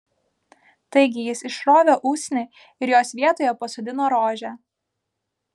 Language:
Lithuanian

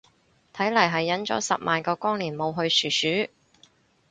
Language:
Cantonese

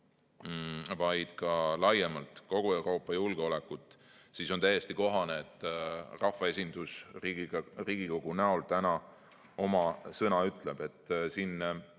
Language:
Estonian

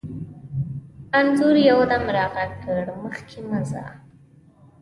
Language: Pashto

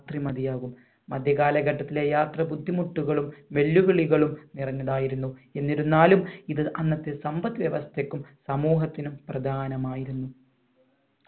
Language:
Malayalam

